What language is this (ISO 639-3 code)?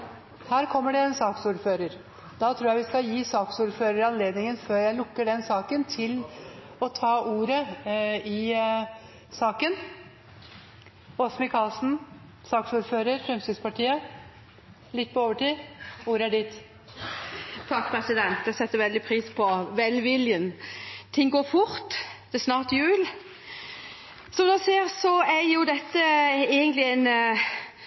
nob